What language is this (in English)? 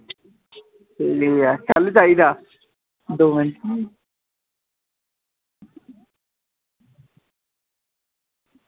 Dogri